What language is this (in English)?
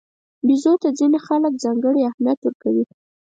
Pashto